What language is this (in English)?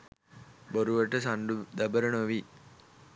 Sinhala